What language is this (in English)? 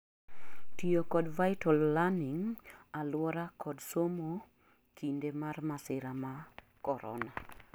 Luo (Kenya and Tanzania)